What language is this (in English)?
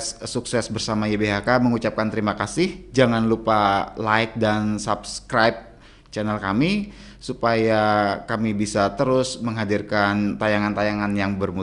Indonesian